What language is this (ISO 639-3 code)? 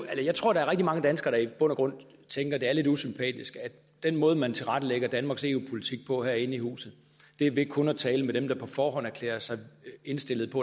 dan